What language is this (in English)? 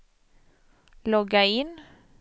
Swedish